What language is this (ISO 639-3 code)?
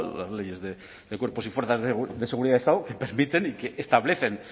spa